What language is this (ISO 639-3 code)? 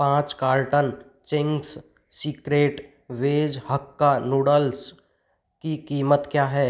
hin